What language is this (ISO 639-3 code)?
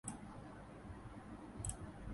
tha